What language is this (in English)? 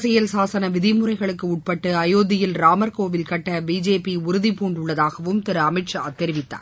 Tamil